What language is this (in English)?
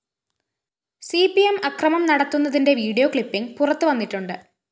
Malayalam